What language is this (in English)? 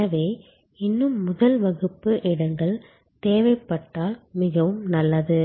Tamil